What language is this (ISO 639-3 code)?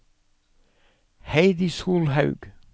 nor